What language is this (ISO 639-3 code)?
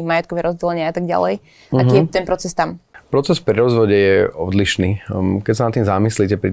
slk